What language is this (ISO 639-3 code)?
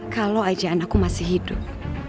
ind